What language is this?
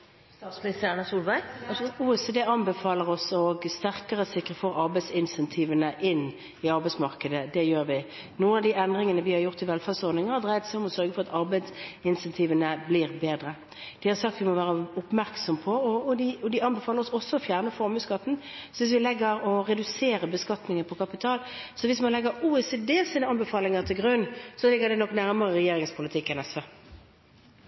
Norwegian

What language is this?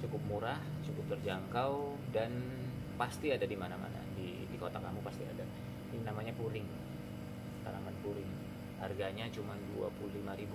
Indonesian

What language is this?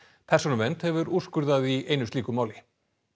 Icelandic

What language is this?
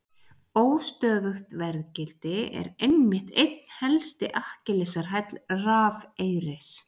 Icelandic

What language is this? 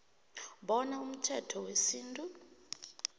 South Ndebele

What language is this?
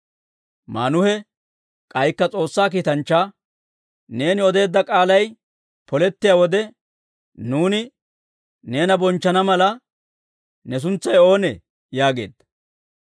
Dawro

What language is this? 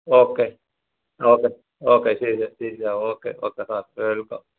Malayalam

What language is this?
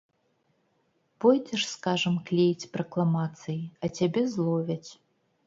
Belarusian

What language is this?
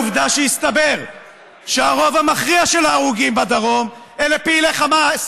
Hebrew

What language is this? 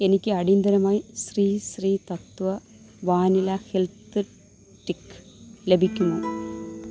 Malayalam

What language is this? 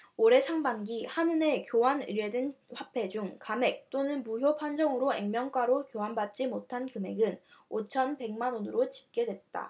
Korean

